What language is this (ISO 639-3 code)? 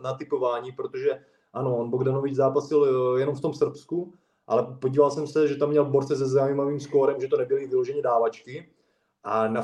ces